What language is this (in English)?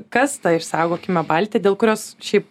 Lithuanian